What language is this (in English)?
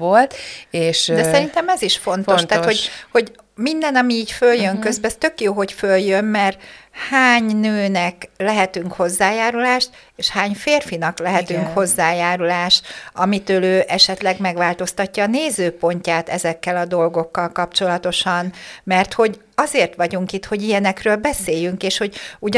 Hungarian